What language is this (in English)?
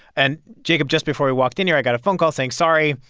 English